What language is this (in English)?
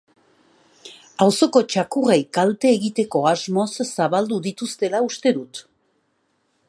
Basque